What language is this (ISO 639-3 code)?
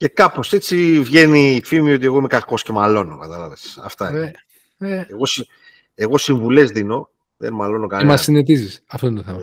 ell